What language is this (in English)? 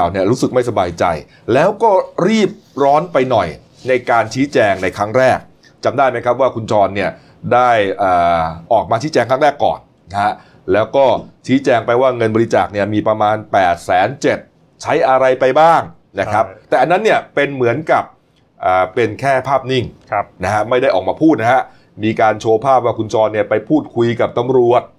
Thai